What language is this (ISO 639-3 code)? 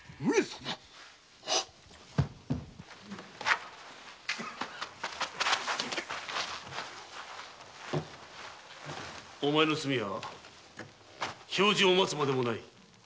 jpn